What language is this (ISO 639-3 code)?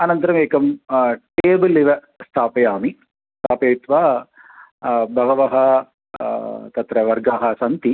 san